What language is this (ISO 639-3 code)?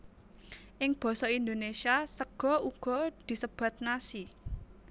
jav